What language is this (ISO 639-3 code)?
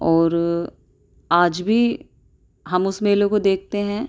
urd